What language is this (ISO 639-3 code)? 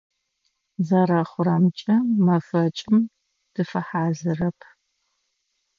ady